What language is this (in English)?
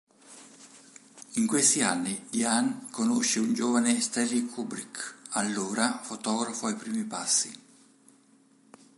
Italian